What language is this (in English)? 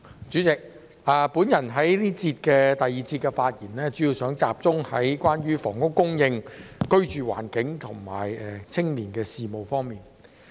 Cantonese